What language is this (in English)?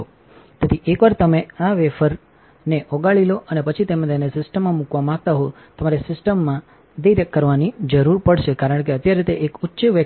Gujarati